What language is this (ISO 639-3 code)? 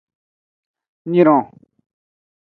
ajg